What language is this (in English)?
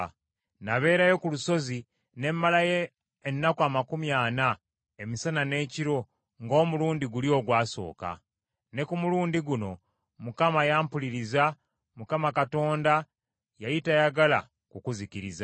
Ganda